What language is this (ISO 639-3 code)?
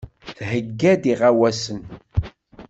kab